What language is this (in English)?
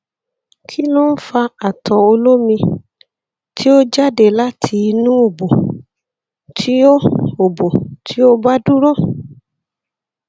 Yoruba